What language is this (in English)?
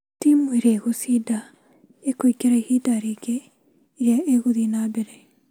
Kikuyu